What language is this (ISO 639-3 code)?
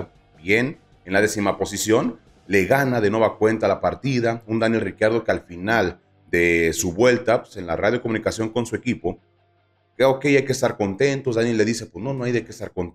spa